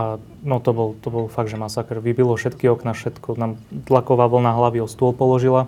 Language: Slovak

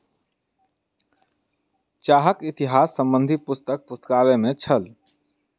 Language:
Maithili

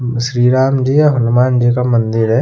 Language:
Hindi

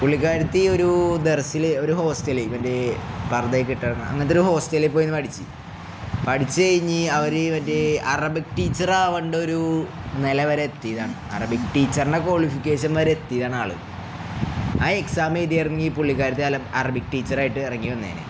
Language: Malayalam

